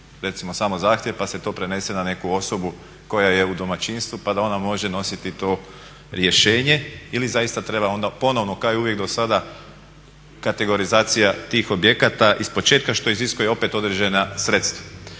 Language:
Croatian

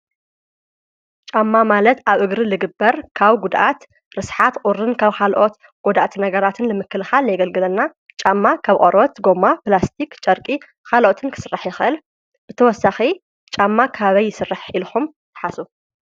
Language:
Tigrinya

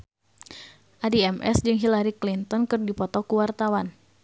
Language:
Sundanese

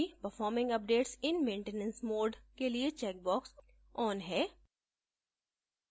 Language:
Hindi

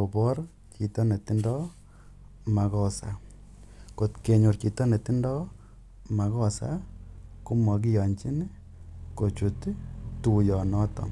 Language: Kalenjin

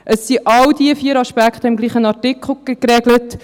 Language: Swiss German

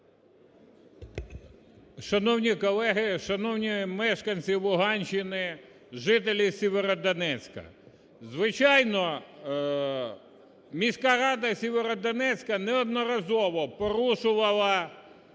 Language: Ukrainian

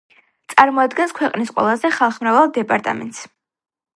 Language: Georgian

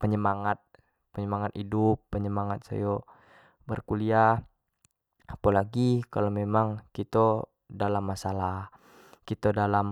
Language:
Jambi Malay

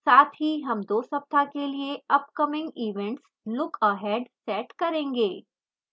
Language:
Hindi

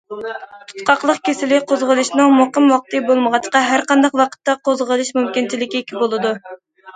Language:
Uyghur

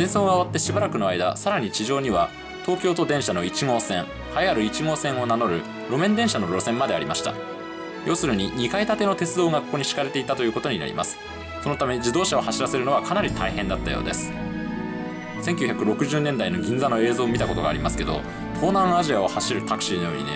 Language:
Japanese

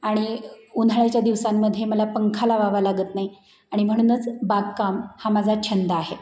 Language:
Marathi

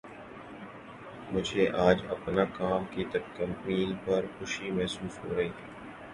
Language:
Urdu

